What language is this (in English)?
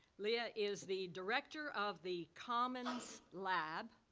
English